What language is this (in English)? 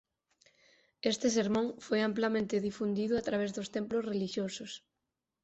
Galician